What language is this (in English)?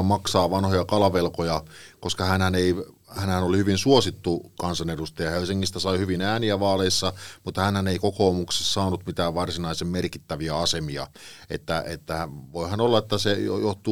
Finnish